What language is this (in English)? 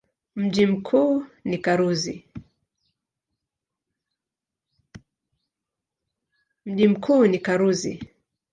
Swahili